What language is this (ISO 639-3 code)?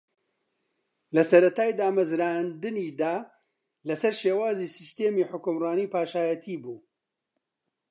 ckb